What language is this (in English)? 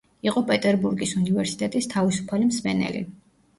Georgian